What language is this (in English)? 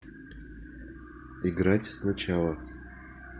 Russian